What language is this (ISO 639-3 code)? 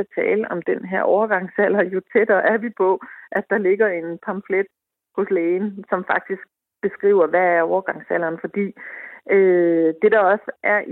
dan